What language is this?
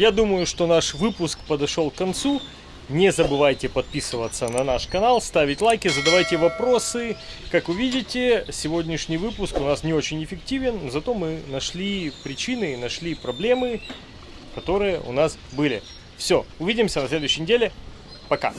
Russian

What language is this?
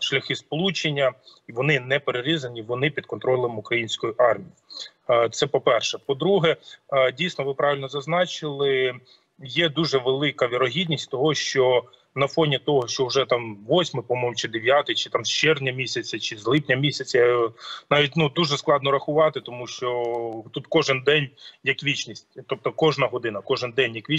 Ukrainian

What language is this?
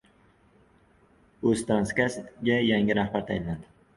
Uzbek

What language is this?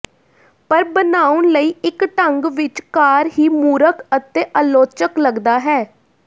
Punjabi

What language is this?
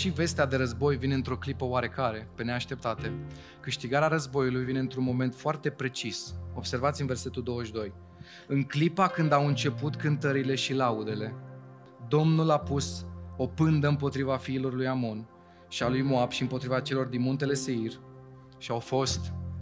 Romanian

